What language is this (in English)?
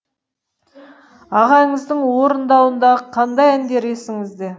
Kazakh